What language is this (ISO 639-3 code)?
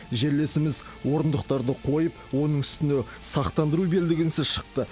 kaz